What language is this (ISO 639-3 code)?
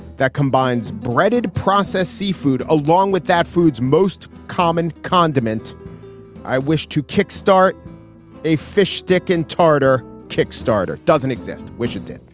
eng